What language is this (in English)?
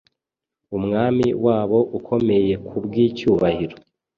Kinyarwanda